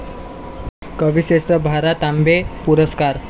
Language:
Marathi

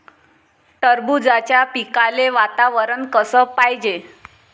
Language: Marathi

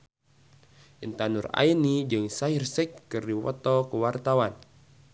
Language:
Sundanese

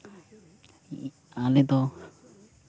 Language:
Santali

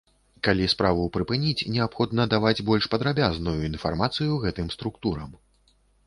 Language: Belarusian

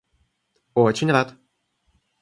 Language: Russian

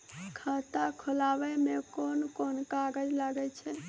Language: Maithili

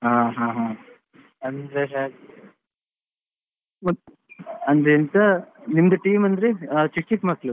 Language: Kannada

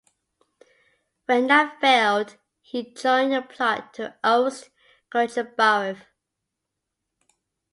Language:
English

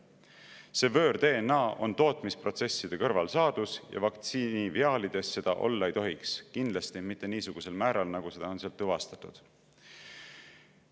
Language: Estonian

